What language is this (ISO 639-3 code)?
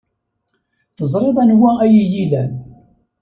kab